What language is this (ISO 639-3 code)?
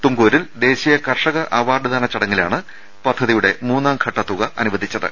mal